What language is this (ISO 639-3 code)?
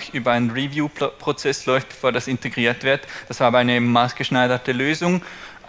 deu